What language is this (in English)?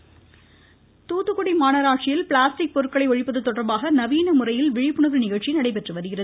Tamil